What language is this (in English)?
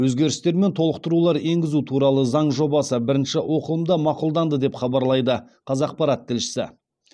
Kazakh